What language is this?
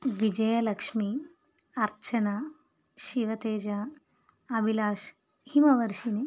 Telugu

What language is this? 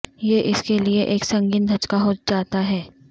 Urdu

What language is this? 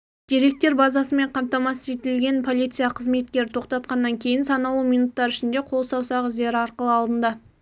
Kazakh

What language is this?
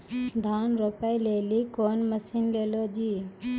Maithili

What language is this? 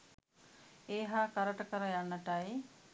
Sinhala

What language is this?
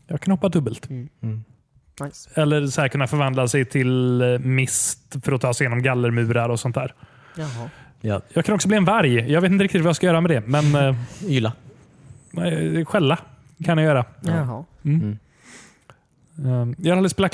Swedish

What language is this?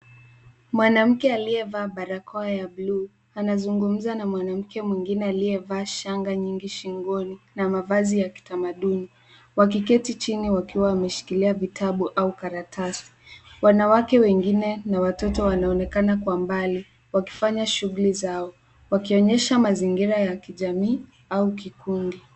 Swahili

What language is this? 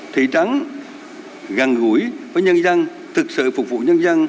Vietnamese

